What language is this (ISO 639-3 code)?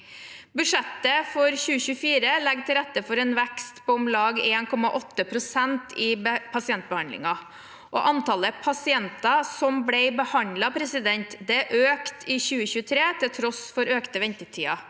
nor